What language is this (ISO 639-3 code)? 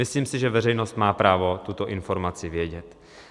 ces